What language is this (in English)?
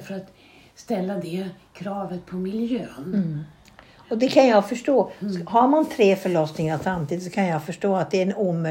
Swedish